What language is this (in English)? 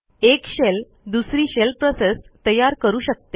Marathi